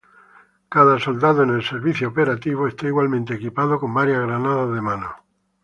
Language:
Spanish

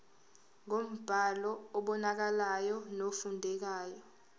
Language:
Zulu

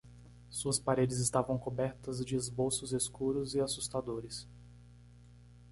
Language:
Portuguese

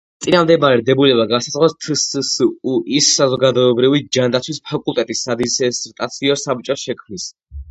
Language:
Georgian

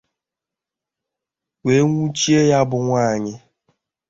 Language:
Igbo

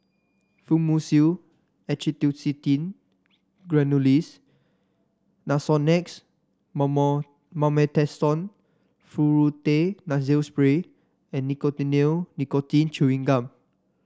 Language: English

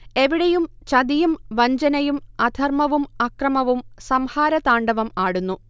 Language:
Malayalam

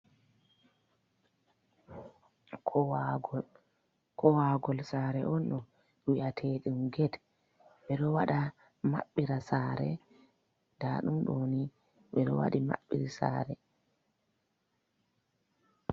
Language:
Fula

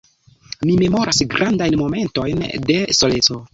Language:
Esperanto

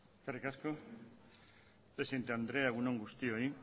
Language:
Basque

